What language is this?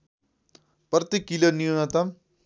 Nepali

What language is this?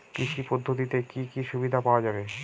Bangla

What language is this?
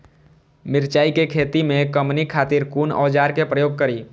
Maithili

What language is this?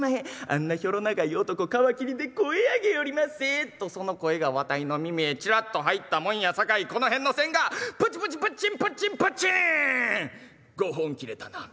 Japanese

